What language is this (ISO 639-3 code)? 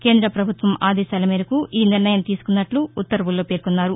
tel